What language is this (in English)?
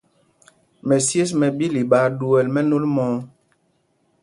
Mpumpong